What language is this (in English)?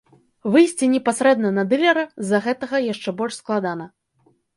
Belarusian